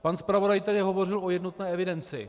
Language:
Czech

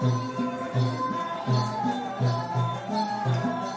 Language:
Thai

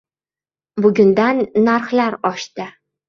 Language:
Uzbek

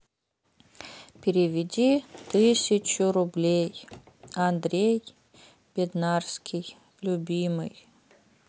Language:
Russian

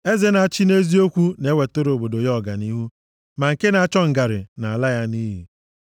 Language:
Igbo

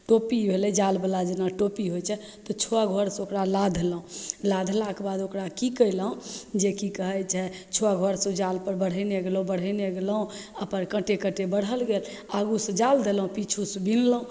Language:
Maithili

